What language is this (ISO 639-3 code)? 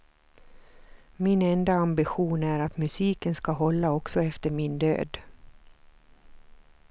swe